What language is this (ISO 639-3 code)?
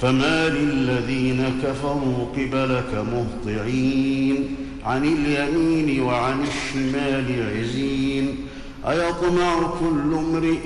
ara